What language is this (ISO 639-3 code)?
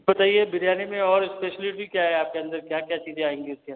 hin